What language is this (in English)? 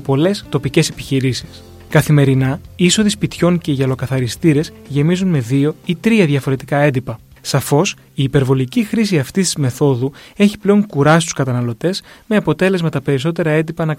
Greek